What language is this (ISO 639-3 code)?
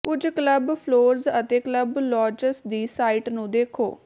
pan